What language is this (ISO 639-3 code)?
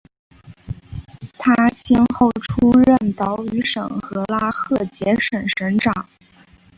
zho